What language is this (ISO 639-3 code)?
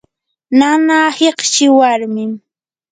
qur